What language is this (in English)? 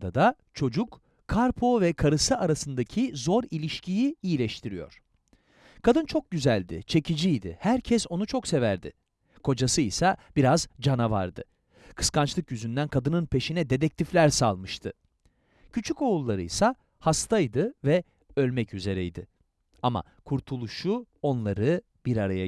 Turkish